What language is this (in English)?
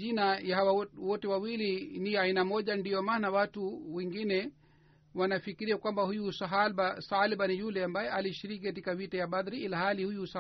Swahili